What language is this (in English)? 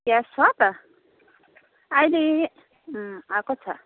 Nepali